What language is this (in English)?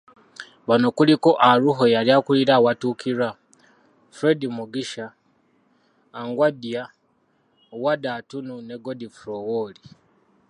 Ganda